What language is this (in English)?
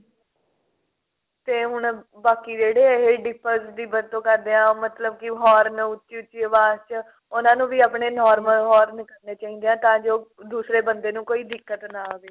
Punjabi